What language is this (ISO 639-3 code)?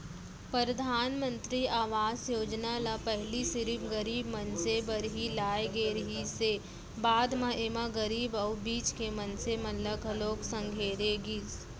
hne